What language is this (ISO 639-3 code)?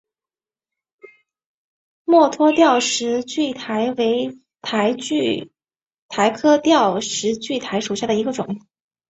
zho